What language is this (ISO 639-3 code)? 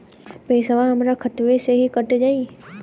bho